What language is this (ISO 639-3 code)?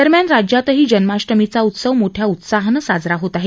mar